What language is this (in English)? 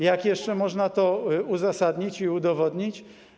Polish